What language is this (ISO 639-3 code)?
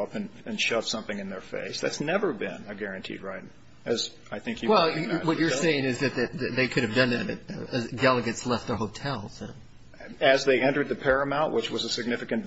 eng